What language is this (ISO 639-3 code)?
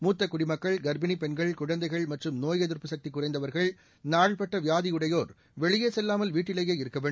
tam